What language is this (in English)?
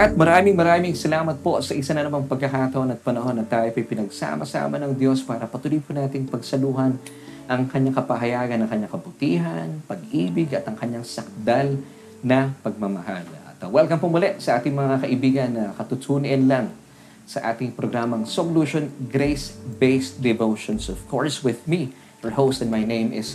Filipino